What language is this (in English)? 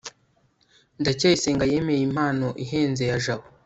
Kinyarwanda